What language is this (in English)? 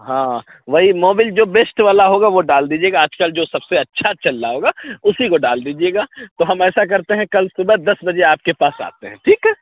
Urdu